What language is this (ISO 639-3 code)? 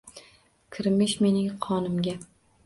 uzb